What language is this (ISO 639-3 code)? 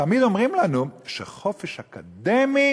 heb